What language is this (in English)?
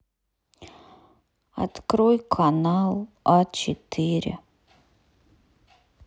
Russian